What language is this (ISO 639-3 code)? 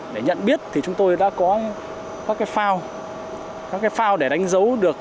vie